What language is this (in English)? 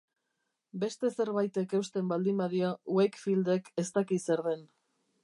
Basque